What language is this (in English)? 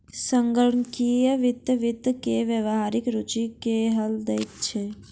Maithili